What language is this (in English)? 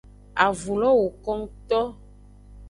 Aja (Benin)